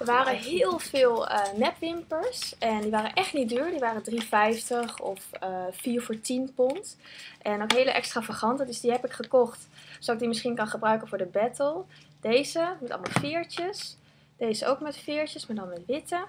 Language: Dutch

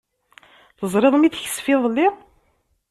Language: Kabyle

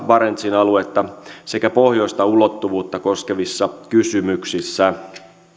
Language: Finnish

